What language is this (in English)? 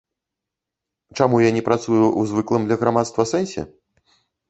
Belarusian